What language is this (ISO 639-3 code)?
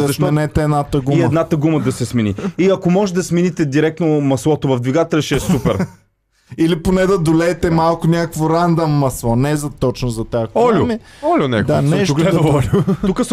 bul